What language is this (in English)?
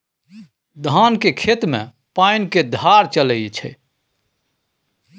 Maithili